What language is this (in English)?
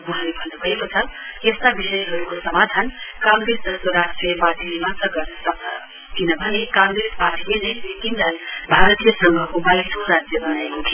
Nepali